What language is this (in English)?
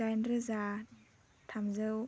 Bodo